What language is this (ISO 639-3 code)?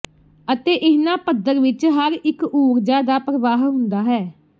pan